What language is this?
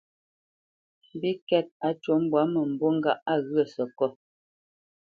Bamenyam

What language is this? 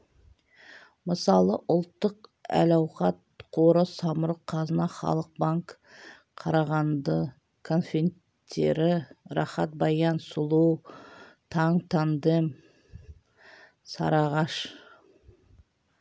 Kazakh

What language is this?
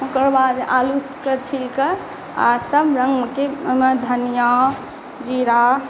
Maithili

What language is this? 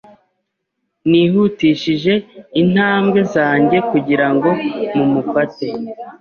Kinyarwanda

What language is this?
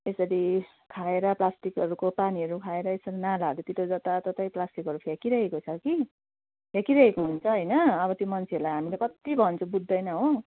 Nepali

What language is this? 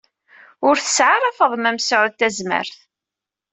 Kabyle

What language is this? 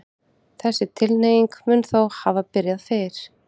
Icelandic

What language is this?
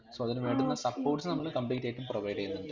Malayalam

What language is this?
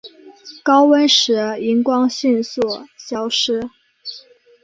Chinese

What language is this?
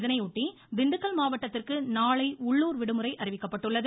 Tamil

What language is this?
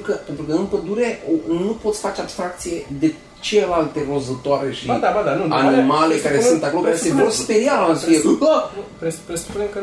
Romanian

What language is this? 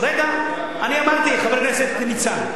Hebrew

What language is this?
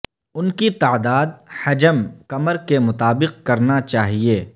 Urdu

